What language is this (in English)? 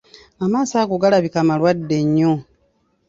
Ganda